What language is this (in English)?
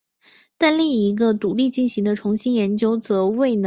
Chinese